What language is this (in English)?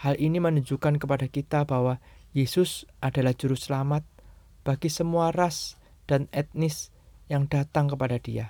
Indonesian